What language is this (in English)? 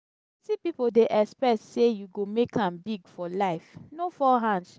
Nigerian Pidgin